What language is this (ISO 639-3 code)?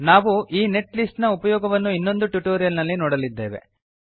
kan